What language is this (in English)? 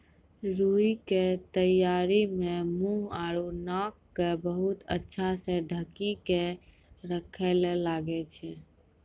Maithili